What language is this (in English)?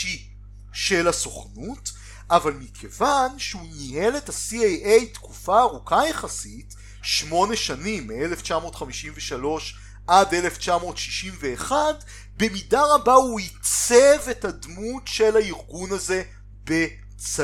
Hebrew